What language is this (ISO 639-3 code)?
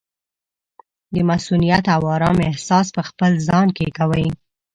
pus